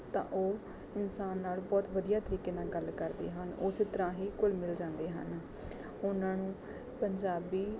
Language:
Punjabi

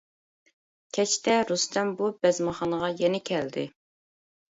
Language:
Uyghur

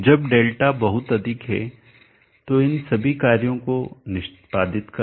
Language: Hindi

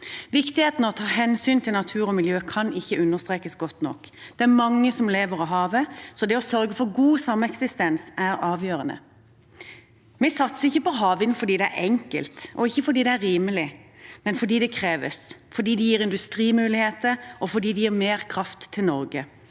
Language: Norwegian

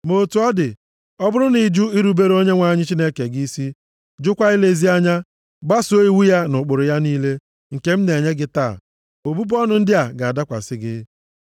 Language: Igbo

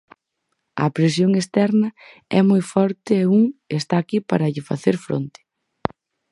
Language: Galician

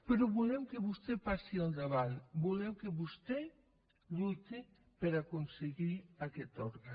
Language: Catalan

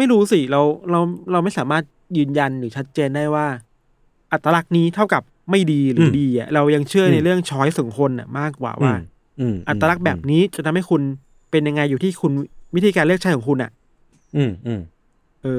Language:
Thai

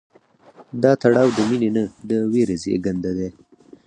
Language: Pashto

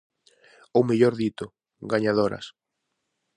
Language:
Galician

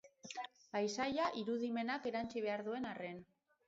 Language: Basque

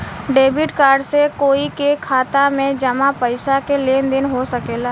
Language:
Bhojpuri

